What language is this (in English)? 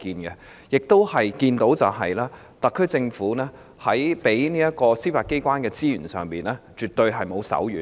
Cantonese